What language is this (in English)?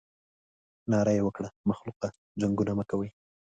Pashto